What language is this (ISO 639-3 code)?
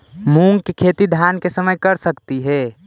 mag